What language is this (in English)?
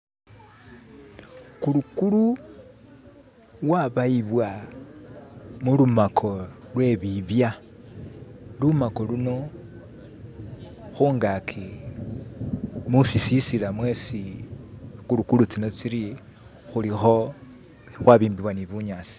Masaaba